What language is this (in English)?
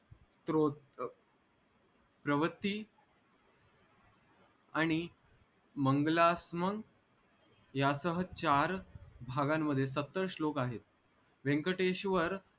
Marathi